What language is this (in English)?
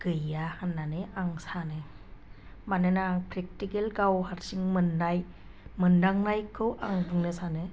Bodo